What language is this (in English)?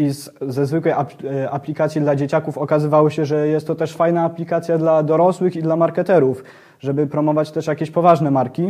Polish